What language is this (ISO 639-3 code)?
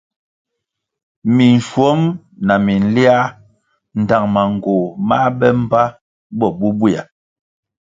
nmg